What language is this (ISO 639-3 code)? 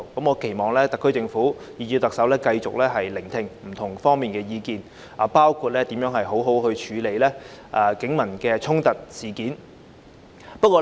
yue